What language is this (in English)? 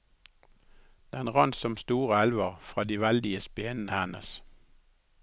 Norwegian